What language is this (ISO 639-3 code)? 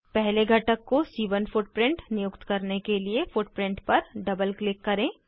hin